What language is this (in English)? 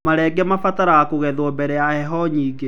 Kikuyu